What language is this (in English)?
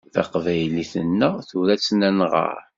Kabyle